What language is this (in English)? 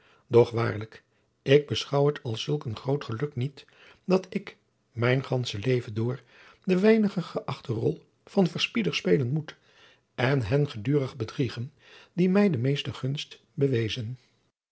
Dutch